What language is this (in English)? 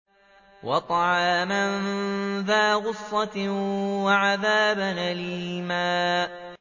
Arabic